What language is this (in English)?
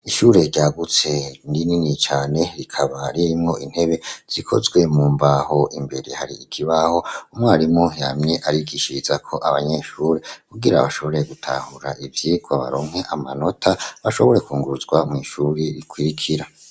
Rundi